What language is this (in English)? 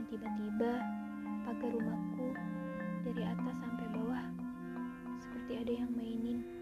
Indonesian